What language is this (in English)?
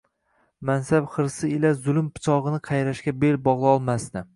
Uzbek